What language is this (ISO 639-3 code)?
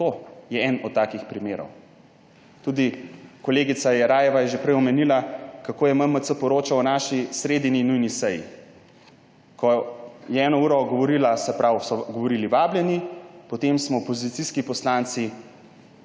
slv